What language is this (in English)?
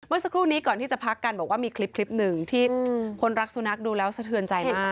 Thai